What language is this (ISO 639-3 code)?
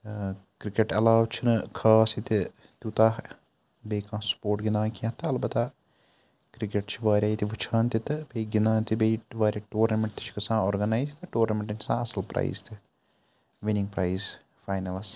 kas